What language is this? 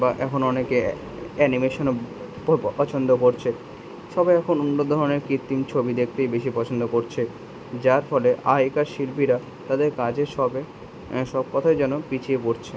Bangla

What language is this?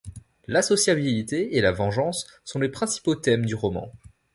French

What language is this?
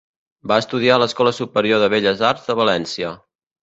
Catalan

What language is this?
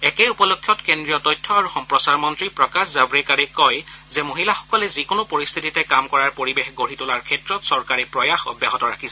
Assamese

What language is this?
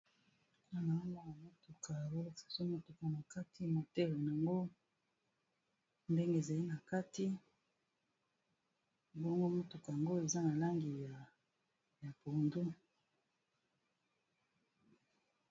Lingala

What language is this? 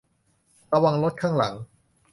Thai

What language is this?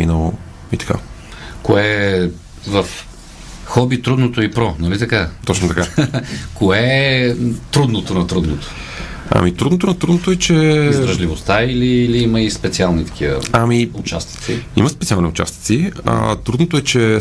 Bulgarian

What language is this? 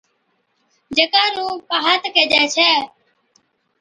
Od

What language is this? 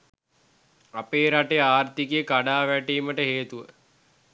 Sinhala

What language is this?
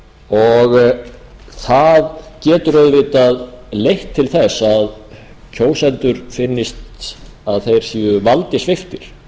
Icelandic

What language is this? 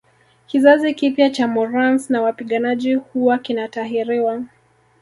Swahili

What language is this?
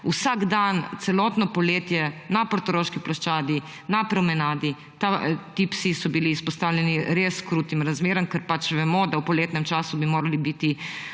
Slovenian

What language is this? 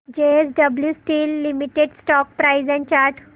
Marathi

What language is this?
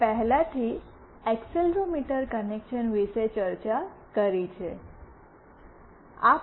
Gujarati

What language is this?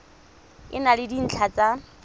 Tswana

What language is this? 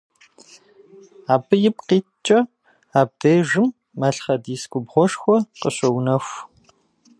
Kabardian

